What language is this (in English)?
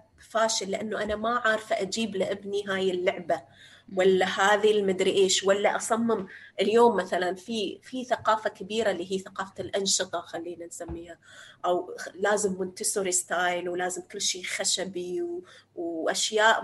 Arabic